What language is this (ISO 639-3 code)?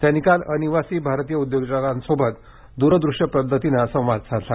mar